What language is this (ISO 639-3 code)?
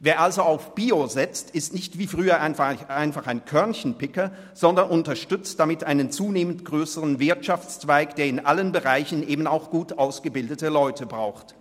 gsw